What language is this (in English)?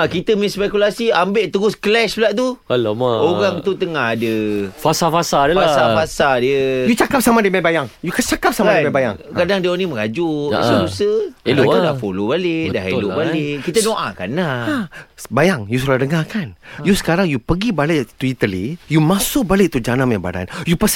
Malay